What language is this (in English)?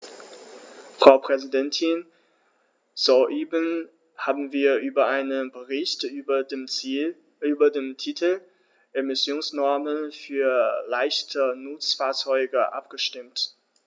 German